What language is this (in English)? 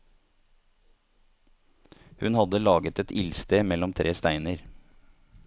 Norwegian